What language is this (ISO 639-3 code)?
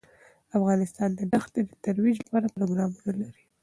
pus